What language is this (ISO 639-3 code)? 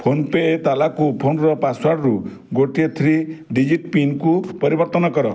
ori